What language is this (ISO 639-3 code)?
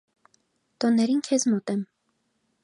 hye